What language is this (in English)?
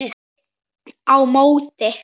Icelandic